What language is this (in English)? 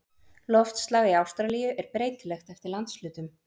Icelandic